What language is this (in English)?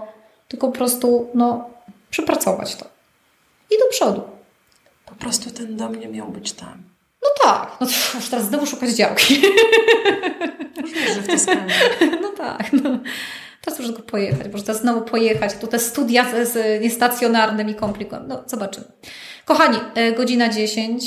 Polish